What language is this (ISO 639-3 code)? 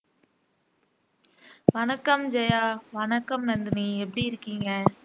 tam